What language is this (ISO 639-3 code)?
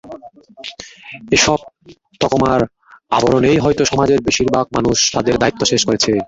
ben